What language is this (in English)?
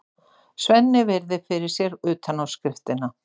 Icelandic